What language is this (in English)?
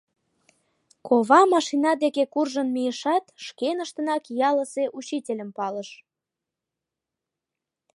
Mari